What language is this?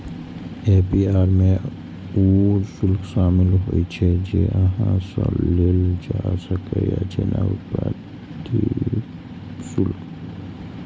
Maithili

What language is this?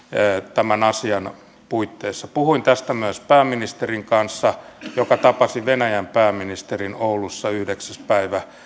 Finnish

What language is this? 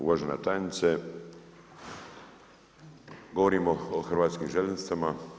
Croatian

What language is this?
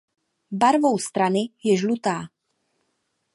Czech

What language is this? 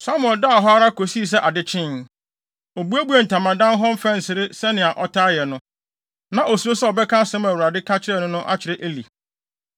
Akan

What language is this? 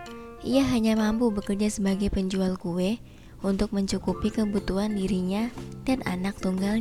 Indonesian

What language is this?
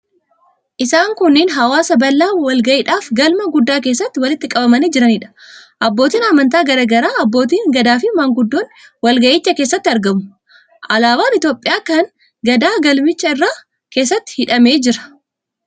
Oromo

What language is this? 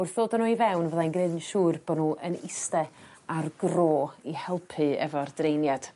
Welsh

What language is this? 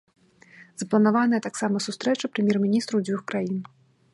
Belarusian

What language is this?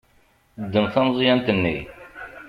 Kabyle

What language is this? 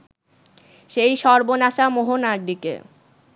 Bangla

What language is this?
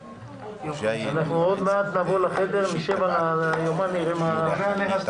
Hebrew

